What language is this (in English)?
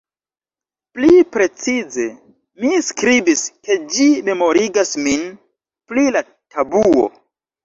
Esperanto